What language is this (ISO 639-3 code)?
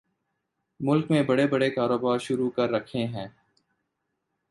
urd